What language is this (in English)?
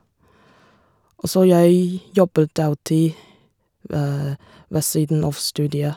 Norwegian